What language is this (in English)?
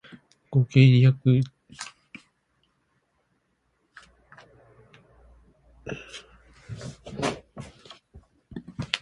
Japanese